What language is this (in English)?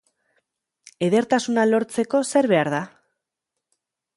Basque